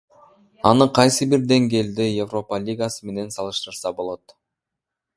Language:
Kyrgyz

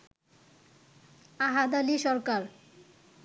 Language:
Bangla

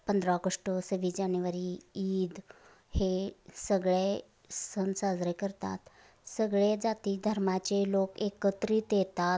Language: Marathi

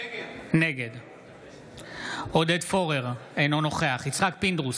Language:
Hebrew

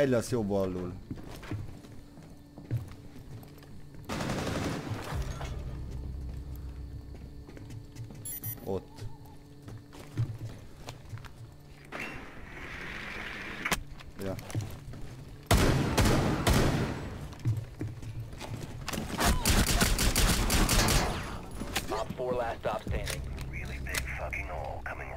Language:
Hungarian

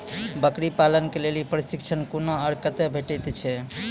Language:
Maithili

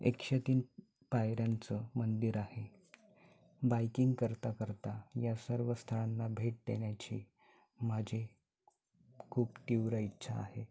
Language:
Marathi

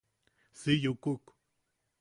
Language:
Yaqui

